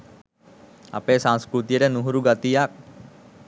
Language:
Sinhala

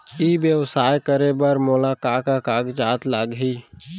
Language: Chhattisgarhi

